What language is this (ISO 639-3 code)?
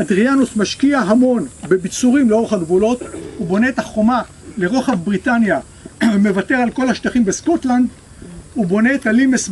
heb